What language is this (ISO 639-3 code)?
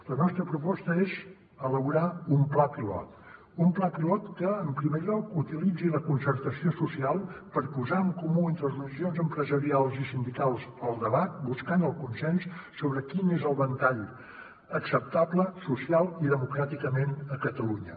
cat